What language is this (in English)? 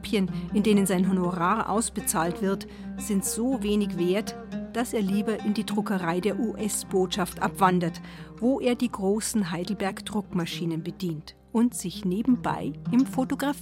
German